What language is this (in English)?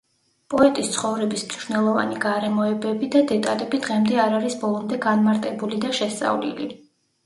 Georgian